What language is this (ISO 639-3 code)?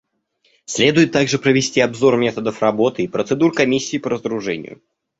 rus